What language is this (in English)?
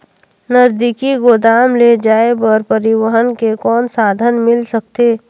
Chhattisgarhi